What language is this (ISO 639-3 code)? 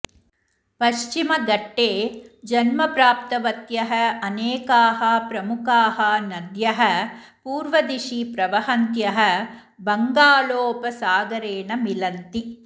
san